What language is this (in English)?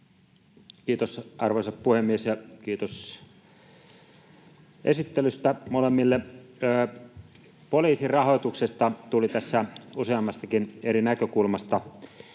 Finnish